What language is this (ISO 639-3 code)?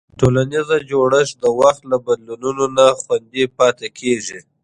pus